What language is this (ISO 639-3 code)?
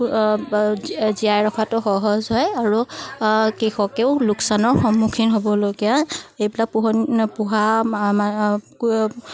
asm